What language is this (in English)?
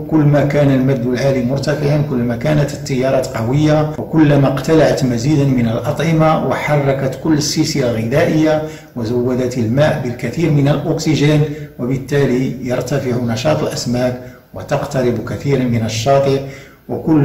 Arabic